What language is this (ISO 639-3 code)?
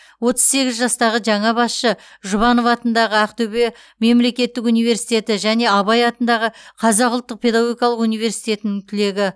kaz